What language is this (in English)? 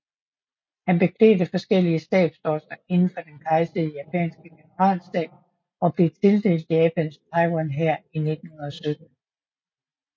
Danish